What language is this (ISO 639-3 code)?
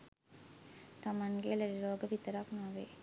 sin